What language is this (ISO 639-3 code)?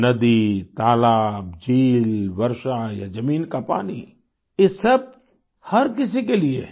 hin